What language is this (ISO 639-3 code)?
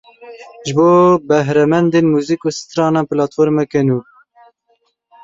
kur